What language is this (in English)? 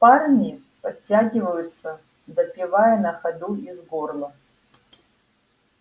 Russian